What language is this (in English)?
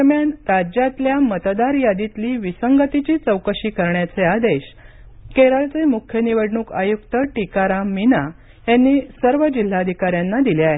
Marathi